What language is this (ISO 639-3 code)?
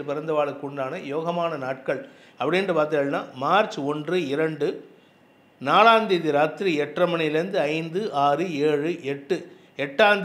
tam